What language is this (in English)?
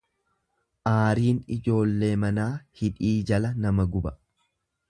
Oromo